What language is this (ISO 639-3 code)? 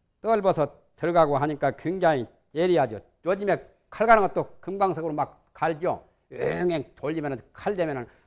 kor